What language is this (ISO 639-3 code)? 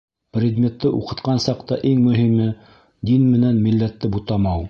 bak